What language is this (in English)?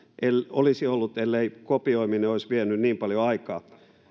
Finnish